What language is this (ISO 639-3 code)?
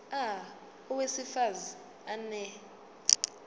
zul